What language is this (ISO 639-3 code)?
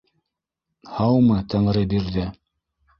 bak